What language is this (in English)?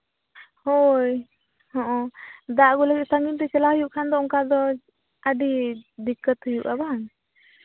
Santali